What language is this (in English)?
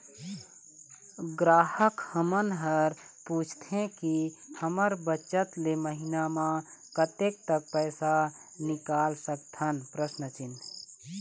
Chhattisgarhi